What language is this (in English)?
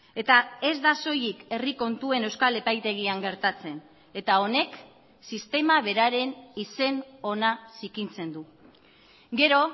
Basque